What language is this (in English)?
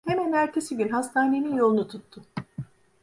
Turkish